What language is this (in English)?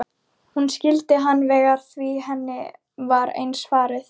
Icelandic